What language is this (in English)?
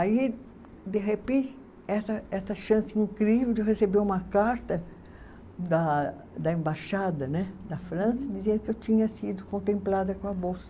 Portuguese